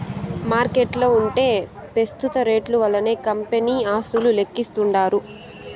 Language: Telugu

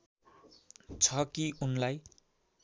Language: Nepali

